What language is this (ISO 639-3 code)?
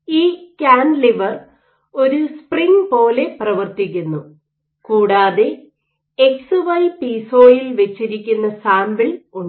mal